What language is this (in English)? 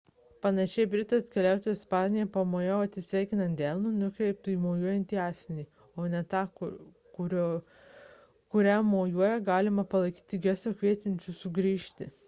Lithuanian